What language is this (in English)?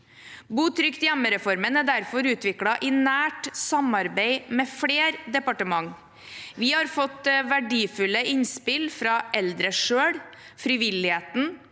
Norwegian